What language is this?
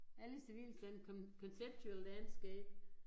Danish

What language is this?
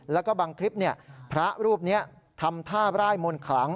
Thai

